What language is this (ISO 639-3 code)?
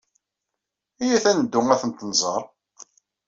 kab